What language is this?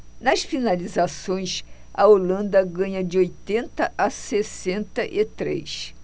Portuguese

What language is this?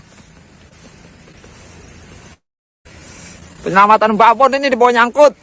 Indonesian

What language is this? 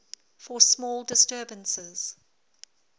English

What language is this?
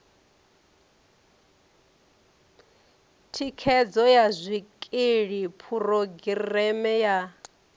Venda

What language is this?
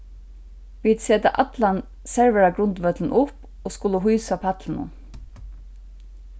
Faroese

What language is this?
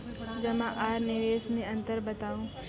Maithili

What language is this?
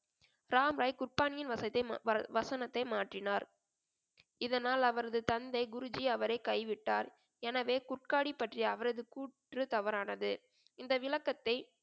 Tamil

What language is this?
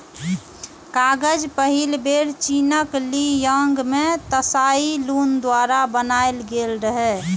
Maithili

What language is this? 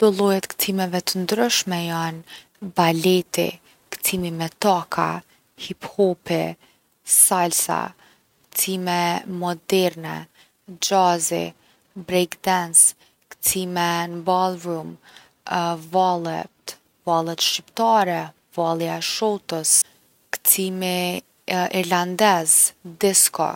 Gheg Albanian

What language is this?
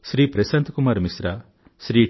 Telugu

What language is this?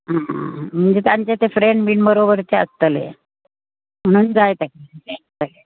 Konkani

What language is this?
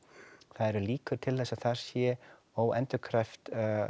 Icelandic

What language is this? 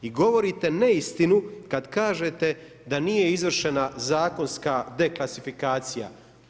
Croatian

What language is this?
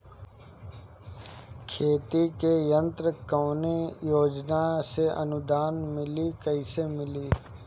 Bhojpuri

